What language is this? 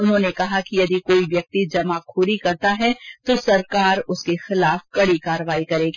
Hindi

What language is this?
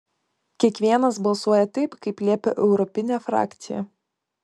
Lithuanian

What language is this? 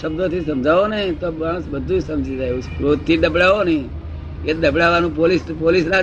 Gujarati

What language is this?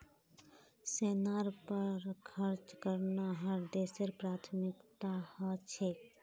Magahi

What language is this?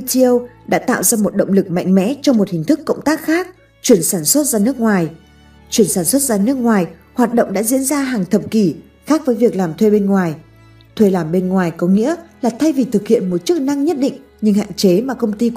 Vietnamese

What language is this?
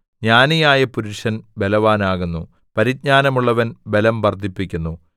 Malayalam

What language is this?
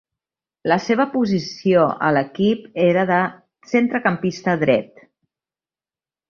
Catalan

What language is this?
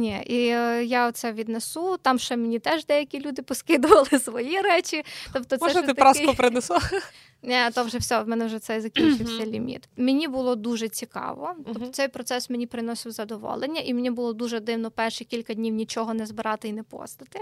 Ukrainian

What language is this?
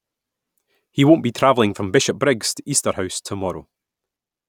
English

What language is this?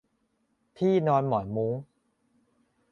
Thai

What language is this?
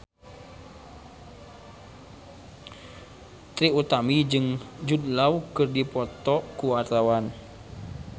Sundanese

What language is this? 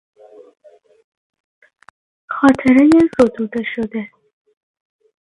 Persian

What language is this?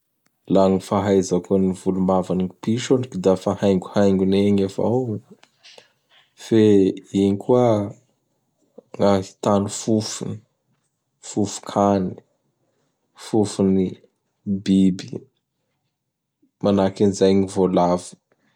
Bara Malagasy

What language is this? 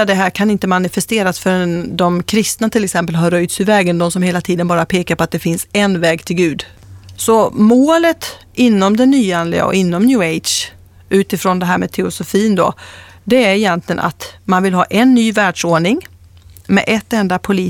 Swedish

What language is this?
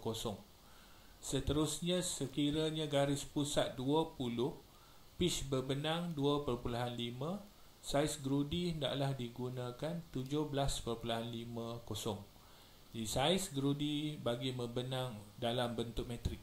Malay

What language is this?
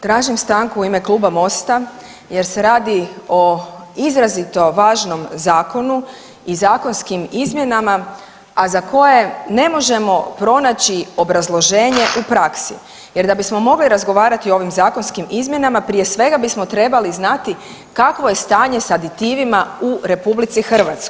Croatian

